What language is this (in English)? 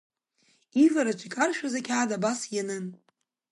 Abkhazian